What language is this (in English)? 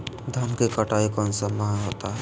Magahi